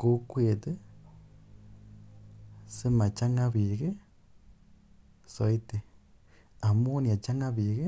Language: Kalenjin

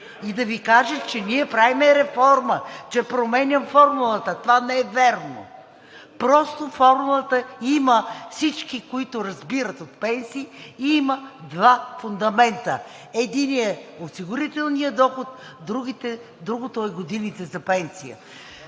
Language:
Bulgarian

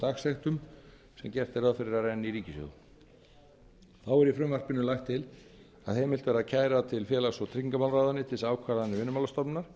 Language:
Icelandic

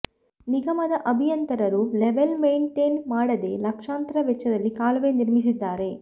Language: Kannada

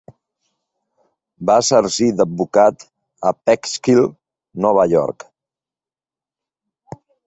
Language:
Catalan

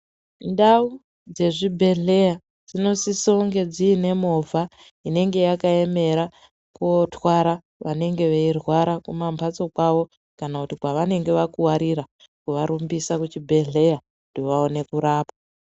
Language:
Ndau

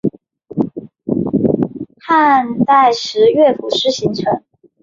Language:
Chinese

